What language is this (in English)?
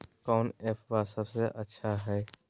Magahi